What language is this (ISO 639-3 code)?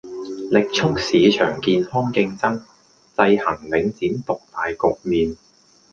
yue